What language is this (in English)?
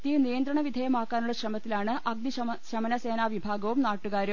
Malayalam